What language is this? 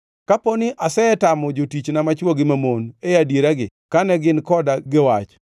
Luo (Kenya and Tanzania)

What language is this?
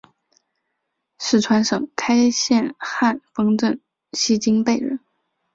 Chinese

